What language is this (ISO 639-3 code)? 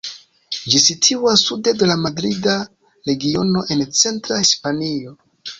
epo